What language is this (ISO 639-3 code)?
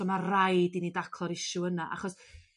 cym